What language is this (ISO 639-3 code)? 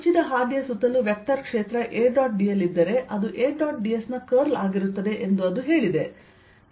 kan